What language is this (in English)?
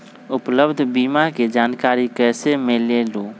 Magahi